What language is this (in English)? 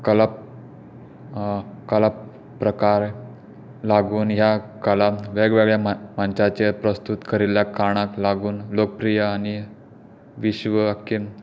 Konkani